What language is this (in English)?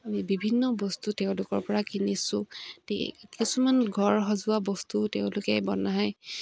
Assamese